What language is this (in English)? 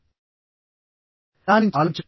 Telugu